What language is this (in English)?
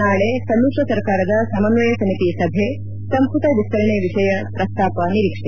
Kannada